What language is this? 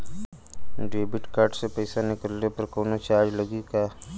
Bhojpuri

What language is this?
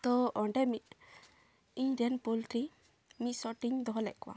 Santali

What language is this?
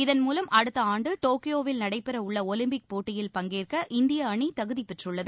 Tamil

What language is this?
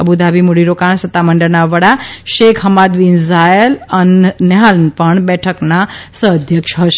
Gujarati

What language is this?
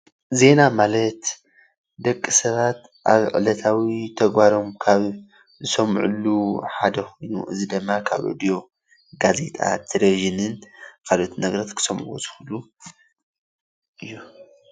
Tigrinya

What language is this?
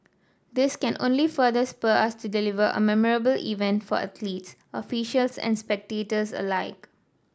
English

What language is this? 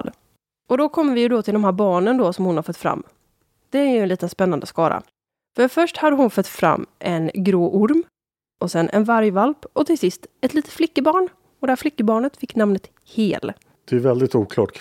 Swedish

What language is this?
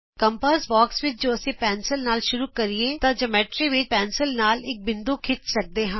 Punjabi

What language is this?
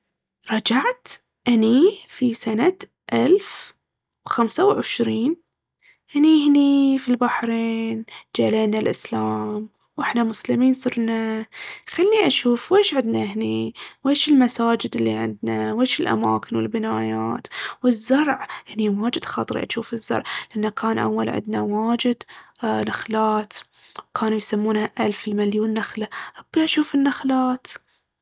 Baharna Arabic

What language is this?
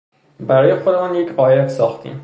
Persian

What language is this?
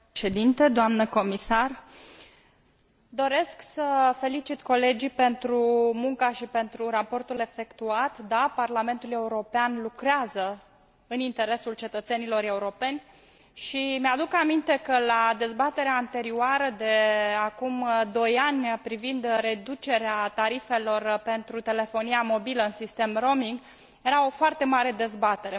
Romanian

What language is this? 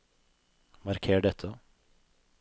Norwegian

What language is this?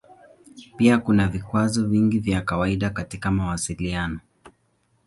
Swahili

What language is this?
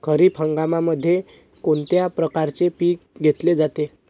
Marathi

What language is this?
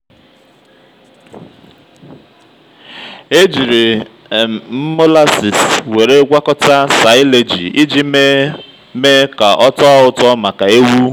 Igbo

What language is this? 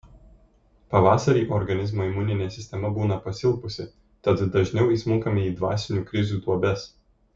Lithuanian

